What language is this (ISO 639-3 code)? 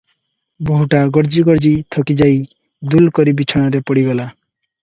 ori